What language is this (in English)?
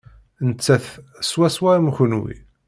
Kabyle